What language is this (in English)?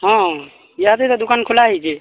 Odia